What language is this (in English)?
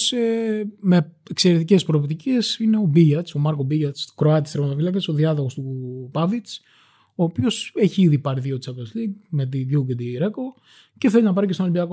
Greek